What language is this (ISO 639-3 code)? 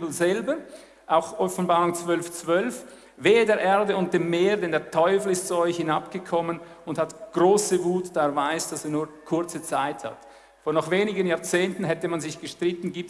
deu